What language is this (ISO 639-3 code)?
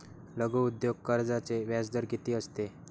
mar